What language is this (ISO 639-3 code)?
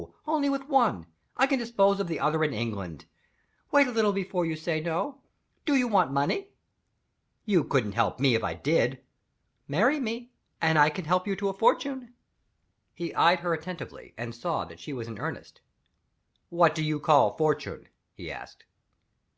eng